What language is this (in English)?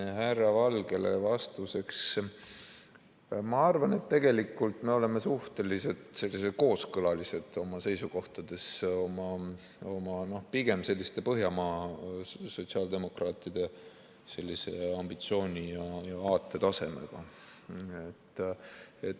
Estonian